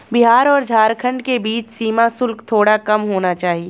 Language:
Hindi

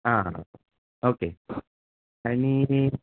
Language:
Konkani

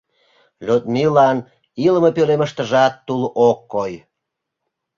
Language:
Mari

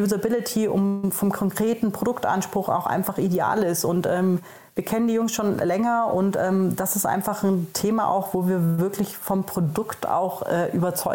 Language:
German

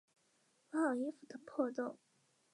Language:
Chinese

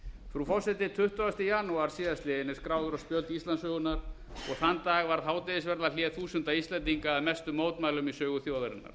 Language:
Icelandic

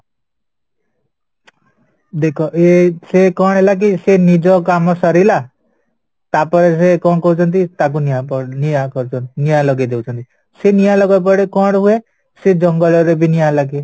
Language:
Odia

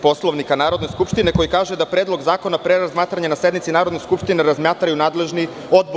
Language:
Serbian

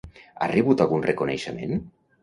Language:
Catalan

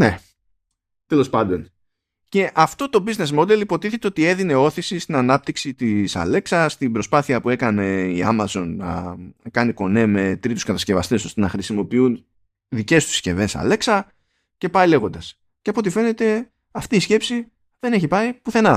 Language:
Greek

